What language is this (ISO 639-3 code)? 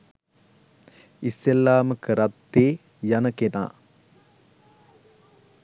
sin